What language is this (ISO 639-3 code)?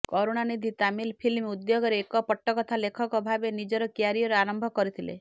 ori